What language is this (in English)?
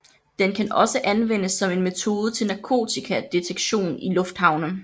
Danish